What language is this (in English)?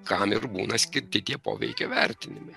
Lithuanian